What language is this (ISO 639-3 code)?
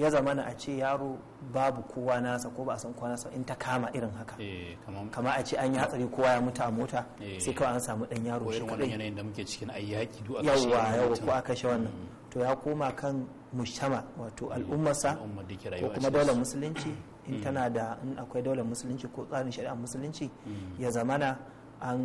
ara